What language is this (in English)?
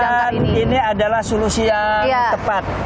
Indonesian